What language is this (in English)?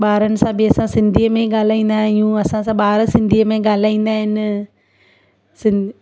Sindhi